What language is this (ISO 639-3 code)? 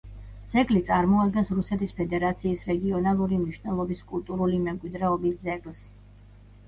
kat